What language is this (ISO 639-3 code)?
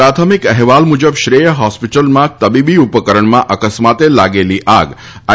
guj